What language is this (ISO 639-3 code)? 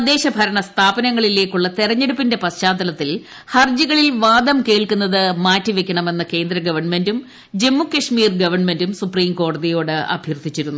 mal